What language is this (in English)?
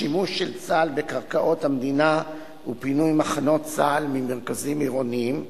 Hebrew